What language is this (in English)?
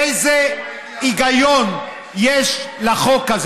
Hebrew